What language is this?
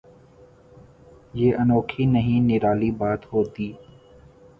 Urdu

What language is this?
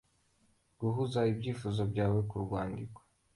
Kinyarwanda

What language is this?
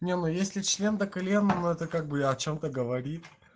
Russian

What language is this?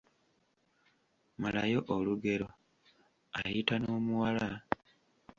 Ganda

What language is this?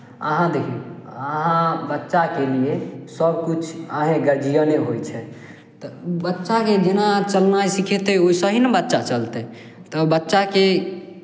Maithili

